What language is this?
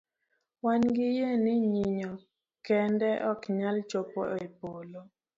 Luo (Kenya and Tanzania)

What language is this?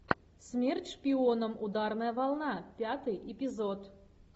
Russian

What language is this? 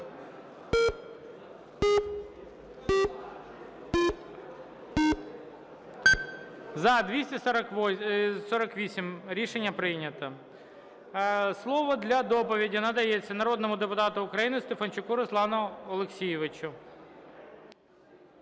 Ukrainian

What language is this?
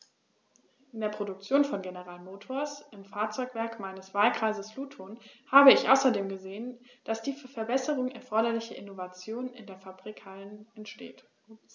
German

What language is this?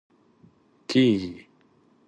Pashto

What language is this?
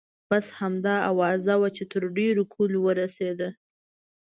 Pashto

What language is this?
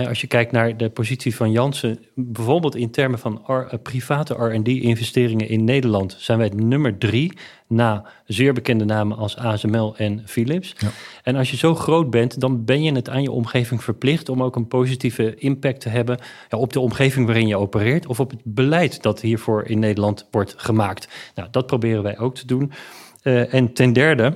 Dutch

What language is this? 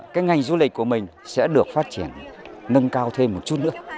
Vietnamese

